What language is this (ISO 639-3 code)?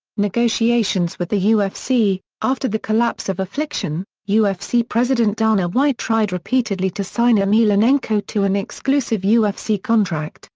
eng